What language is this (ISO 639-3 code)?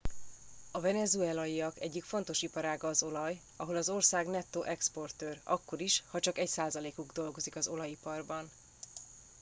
hun